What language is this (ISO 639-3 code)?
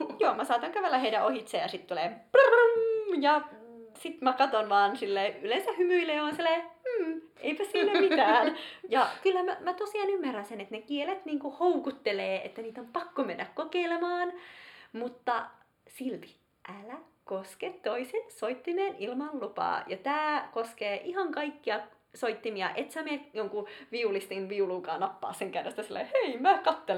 fin